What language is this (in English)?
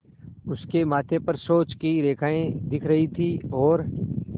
Hindi